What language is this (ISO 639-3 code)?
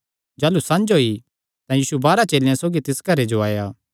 xnr